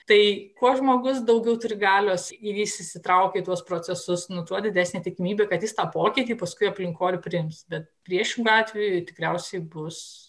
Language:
Lithuanian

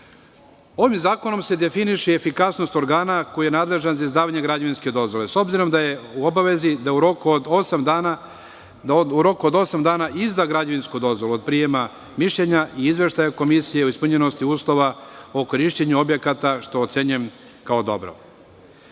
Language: Serbian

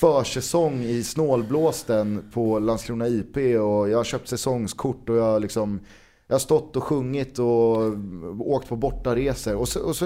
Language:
Swedish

